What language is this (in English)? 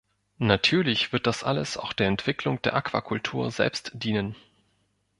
German